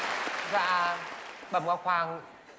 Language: Vietnamese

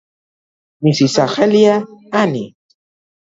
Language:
Georgian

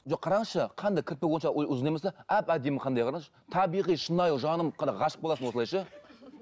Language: Kazakh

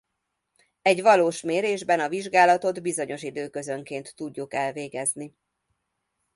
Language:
Hungarian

